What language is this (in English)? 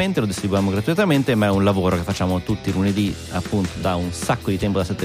Italian